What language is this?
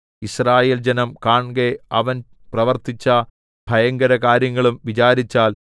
Malayalam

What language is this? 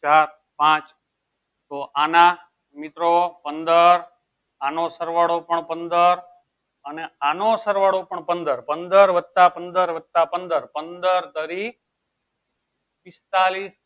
Gujarati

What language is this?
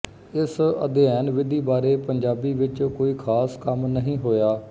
Punjabi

